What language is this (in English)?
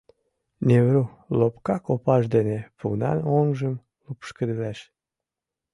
Mari